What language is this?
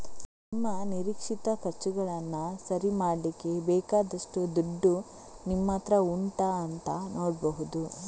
Kannada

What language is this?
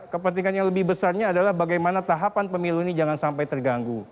Indonesian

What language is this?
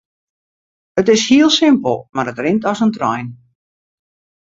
Western Frisian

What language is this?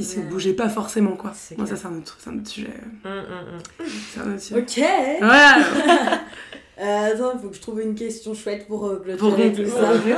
French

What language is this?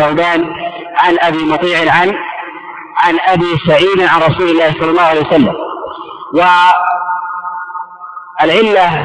Arabic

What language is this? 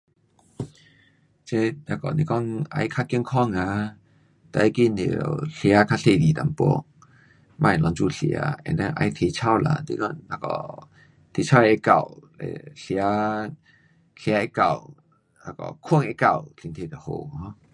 Pu-Xian Chinese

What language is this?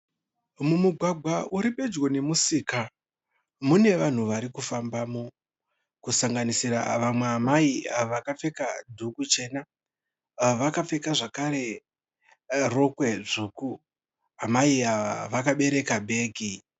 Shona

